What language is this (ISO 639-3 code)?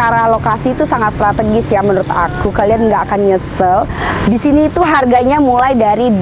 ind